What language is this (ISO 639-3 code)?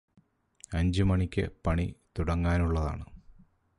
mal